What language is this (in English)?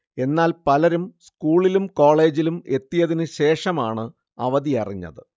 Malayalam